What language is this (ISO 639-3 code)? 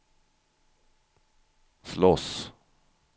swe